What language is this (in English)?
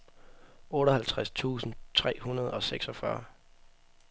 Danish